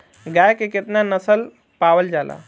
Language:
Bhojpuri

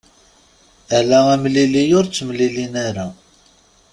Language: Kabyle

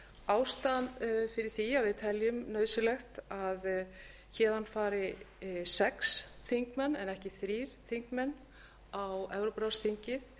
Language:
Icelandic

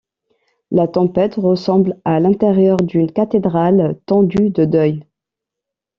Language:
French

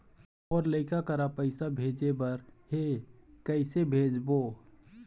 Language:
Chhattisgarhi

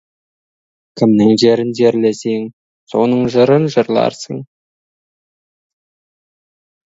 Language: Kazakh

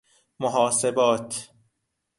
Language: Persian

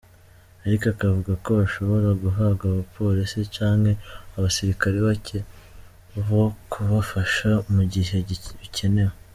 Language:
Kinyarwanda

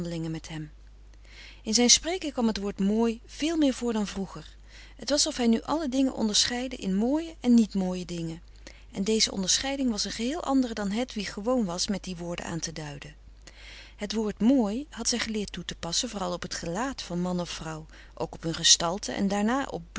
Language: Dutch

